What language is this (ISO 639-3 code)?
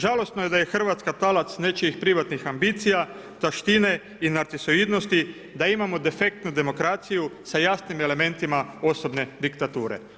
hrv